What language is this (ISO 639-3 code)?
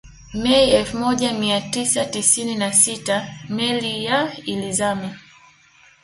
swa